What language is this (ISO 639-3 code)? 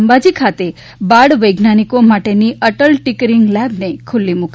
guj